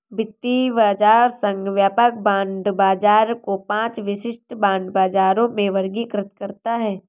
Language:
Hindi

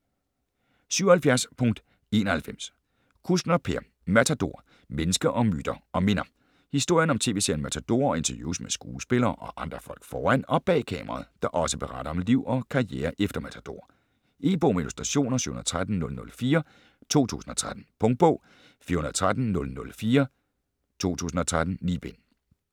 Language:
Danish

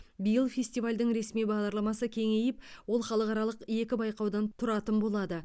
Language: Kazakh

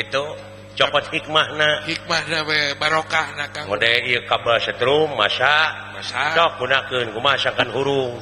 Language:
Indonesian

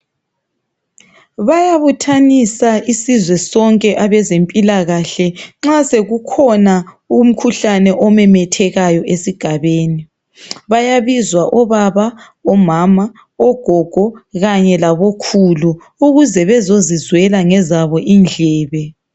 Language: North Ndebele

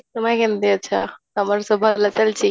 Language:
Odia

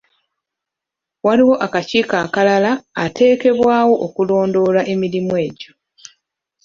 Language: Ganda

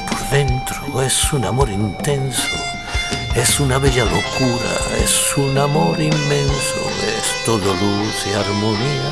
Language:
Spanish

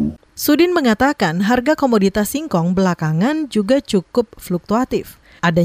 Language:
Indonesian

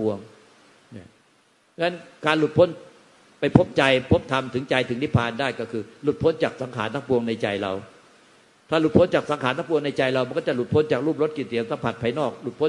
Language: Thai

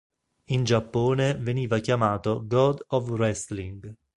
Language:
Italian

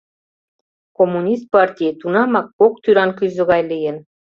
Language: Mari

